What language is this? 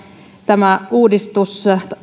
Finnish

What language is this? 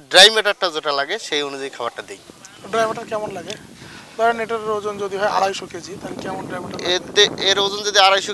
Arabic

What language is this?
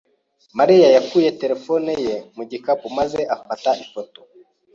Kinyarwanda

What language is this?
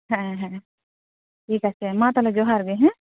Santali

